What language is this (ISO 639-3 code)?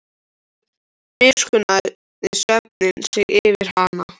isl